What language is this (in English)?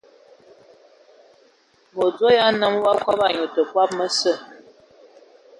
Ewondo